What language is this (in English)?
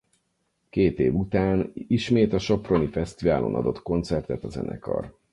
Hungarian